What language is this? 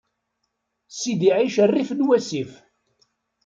Kabyle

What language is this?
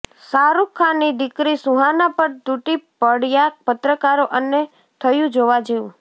Gujarati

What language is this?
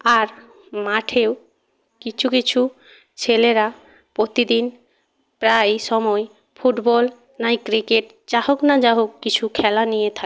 Bangla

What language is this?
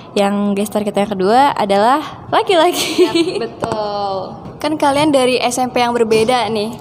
Indonesian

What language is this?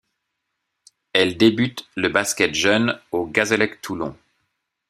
French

